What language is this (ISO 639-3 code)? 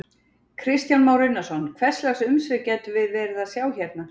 isl